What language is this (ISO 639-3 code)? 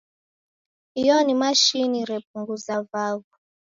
dav